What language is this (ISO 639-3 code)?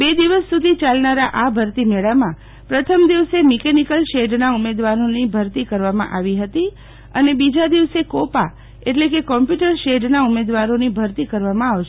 guj